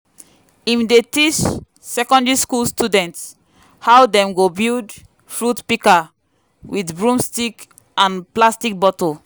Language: Nigerian Pidgin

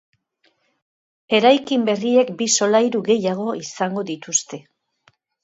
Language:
Basque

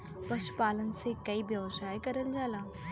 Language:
Bhojpuri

